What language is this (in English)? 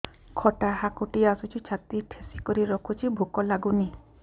Odia